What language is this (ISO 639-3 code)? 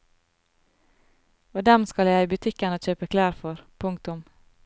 nor